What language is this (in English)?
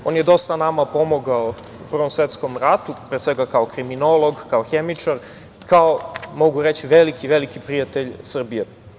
Serbian